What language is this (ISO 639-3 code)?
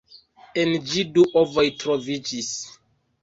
epo